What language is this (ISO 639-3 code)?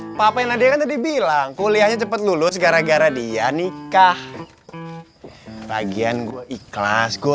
ind